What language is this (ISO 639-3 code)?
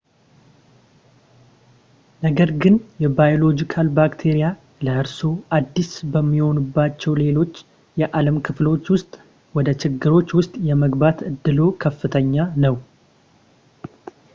amh